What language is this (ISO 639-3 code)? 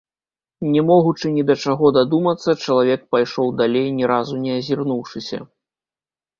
bel